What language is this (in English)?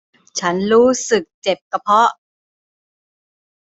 Thai